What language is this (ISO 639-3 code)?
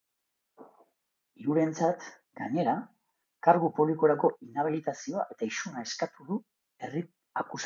eus